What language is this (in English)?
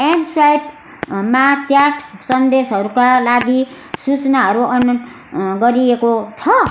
Nepali